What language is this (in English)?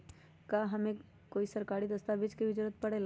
Magahi